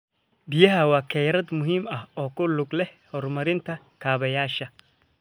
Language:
Somali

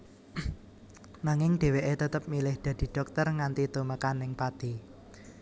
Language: Javanese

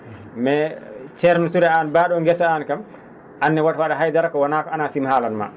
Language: Fula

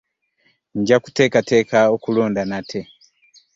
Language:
Ganda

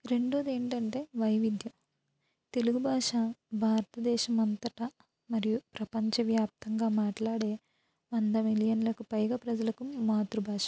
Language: Telugu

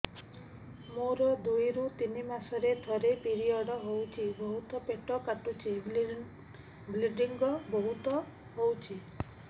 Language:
Odia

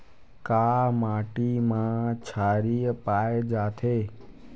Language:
Chhattisgarhi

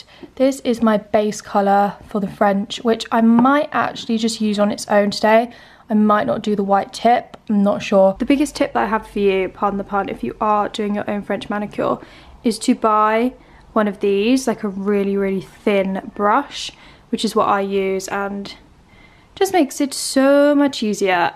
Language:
English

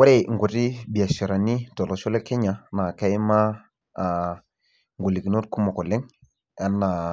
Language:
Masai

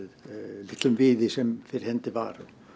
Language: Icelandic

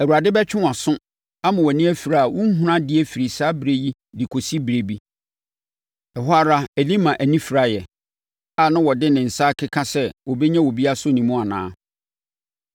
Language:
Akan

